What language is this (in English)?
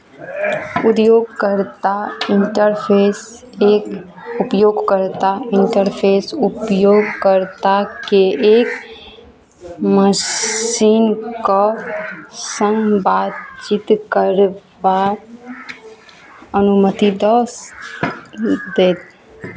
Maithili